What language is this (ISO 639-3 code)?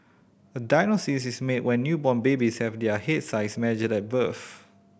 eng